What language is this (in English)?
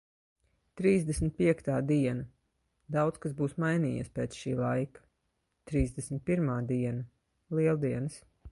Latvian